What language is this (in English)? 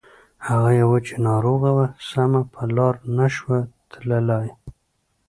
Pashto